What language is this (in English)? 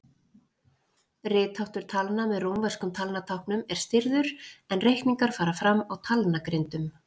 Icelandic